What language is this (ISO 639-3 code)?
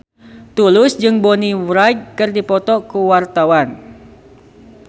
sun